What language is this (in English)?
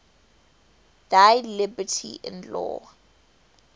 English